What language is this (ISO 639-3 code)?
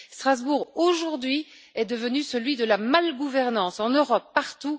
fra